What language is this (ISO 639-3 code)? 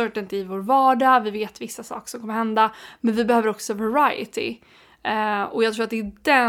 swe